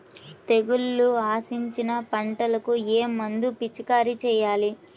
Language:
Telugu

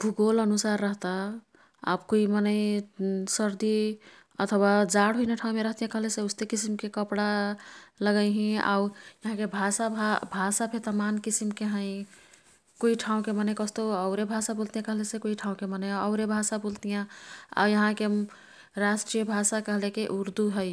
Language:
Kathoriya Tharu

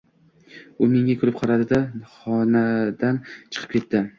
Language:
Uzbek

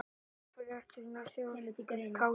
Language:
Icelandic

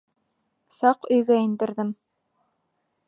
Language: Bashkir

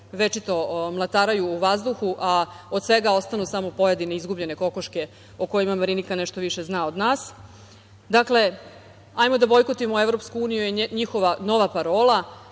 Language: Serbian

